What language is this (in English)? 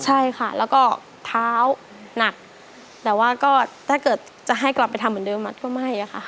Thai